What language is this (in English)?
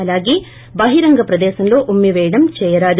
Telugu